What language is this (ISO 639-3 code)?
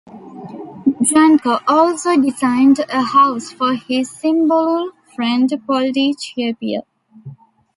eng